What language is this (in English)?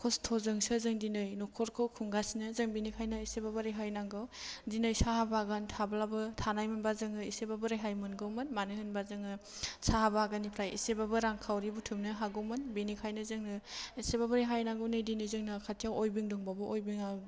Bodo